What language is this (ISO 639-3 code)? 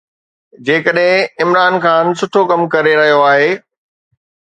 snd